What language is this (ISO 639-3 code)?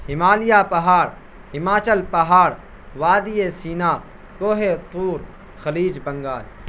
urd